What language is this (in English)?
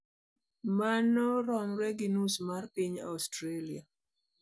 Luo (Kenya and Tanzania)